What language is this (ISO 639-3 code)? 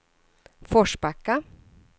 swe